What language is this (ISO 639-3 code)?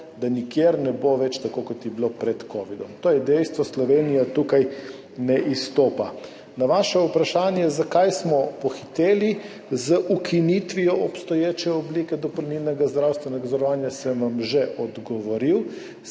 slv